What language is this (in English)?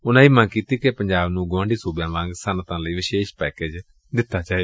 Punjabi